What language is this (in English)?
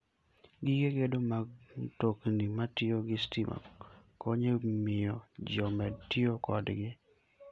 Luo (Kenya and Tanzania)